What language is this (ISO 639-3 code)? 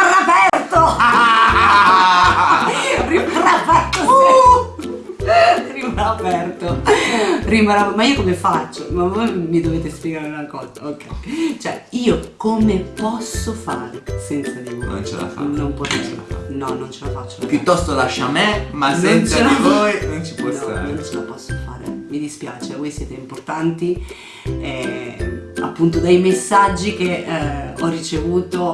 ita